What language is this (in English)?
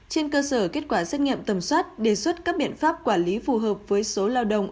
Vietnamese